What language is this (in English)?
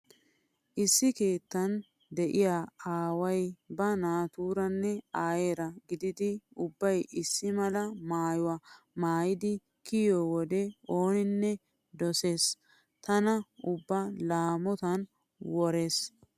Wolaytta